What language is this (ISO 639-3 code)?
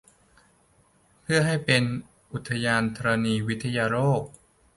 tha